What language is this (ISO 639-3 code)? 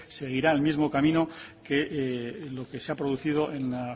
spa